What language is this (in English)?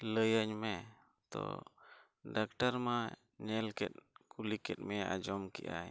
Santali